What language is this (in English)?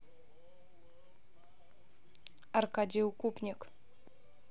Russian